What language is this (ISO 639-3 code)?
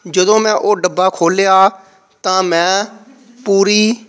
pan